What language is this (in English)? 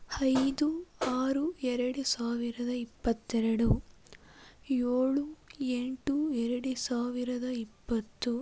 Kannada